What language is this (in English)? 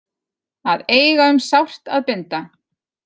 Icelandic